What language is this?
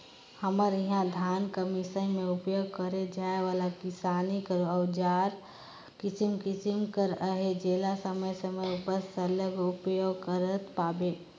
Chhattisgarhi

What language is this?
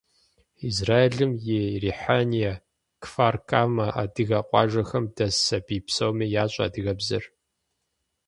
Kabardian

